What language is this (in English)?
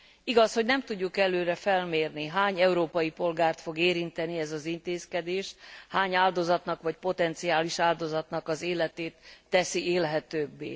Hungarian